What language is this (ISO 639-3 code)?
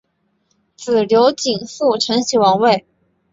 zho